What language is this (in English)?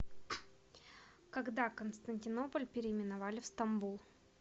Russian